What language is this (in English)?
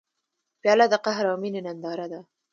Pashto